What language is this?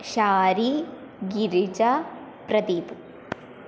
Sanskrit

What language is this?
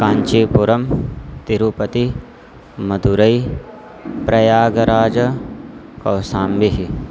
Sanskrit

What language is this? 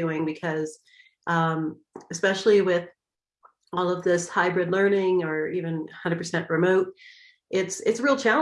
English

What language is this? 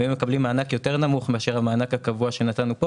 Hebrew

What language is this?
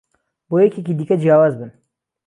Central Kurdish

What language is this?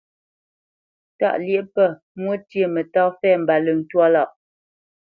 Bamenyam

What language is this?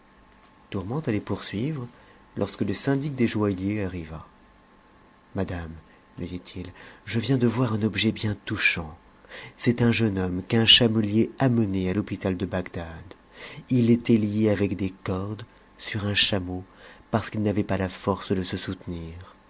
French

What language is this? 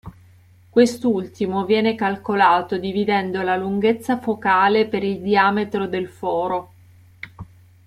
Italian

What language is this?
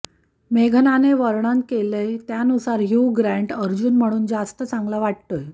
Marathi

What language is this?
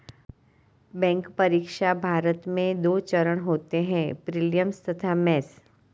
Hindi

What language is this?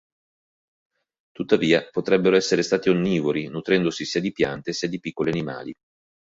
Italian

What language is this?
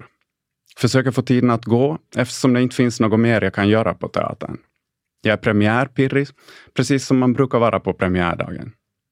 Swedish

